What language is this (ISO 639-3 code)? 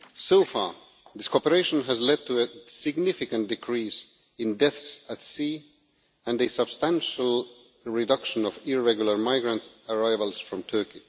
eng